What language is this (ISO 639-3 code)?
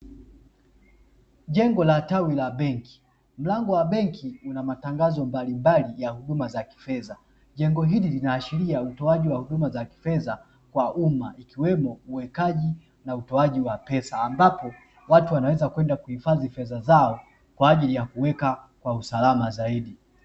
swa